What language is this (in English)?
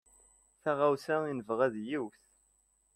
Kabyle